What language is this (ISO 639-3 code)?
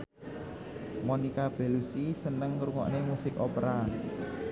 jav